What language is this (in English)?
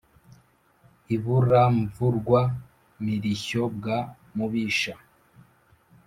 Kinyarwanda